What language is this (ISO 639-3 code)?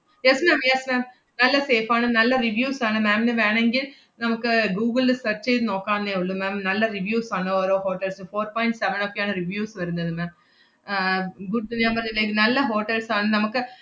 mal